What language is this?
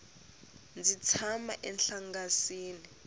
Tsonga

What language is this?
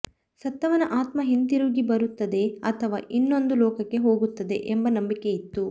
Kannada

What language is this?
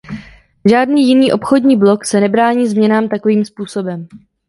Czech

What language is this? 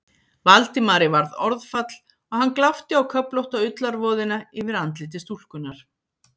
Icelandic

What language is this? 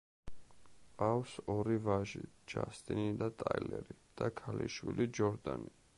Georgian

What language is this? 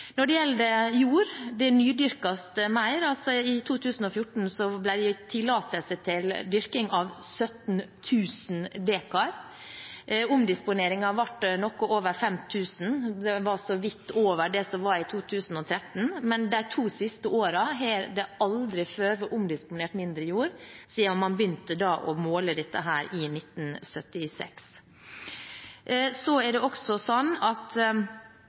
Norwegian Bokmål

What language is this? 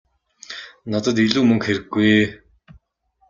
Mongolian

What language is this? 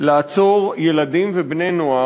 Hebrew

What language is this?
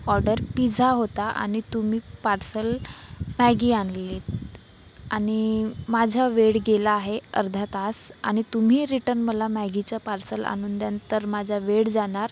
Marathi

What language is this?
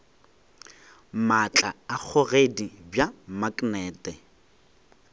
Northern Sotho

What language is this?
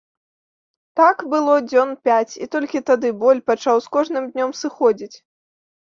Belarusian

